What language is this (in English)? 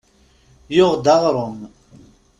Kabyle